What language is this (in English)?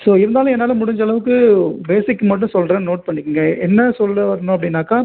Tamil